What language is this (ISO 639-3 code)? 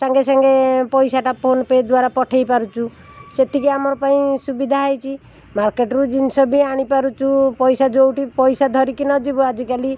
ori